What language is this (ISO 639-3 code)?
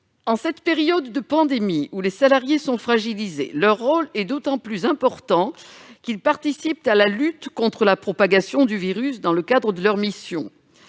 fra